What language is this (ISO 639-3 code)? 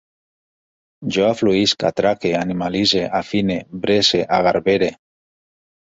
cat